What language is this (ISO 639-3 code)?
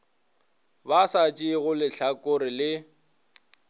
nso